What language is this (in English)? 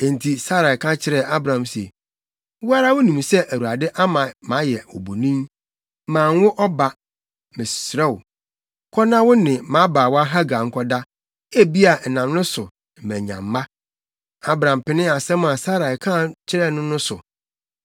Akan